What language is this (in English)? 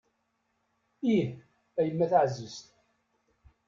Kabyle